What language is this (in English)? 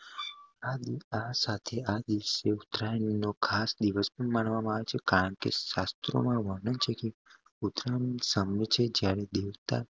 Gujarati